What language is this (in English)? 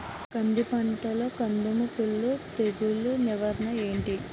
Telugu